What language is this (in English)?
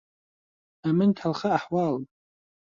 Central Kurdish